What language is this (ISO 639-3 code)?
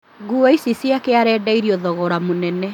kik